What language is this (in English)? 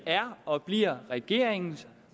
Danish